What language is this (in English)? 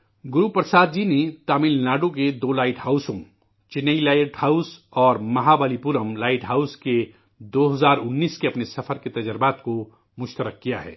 Urdu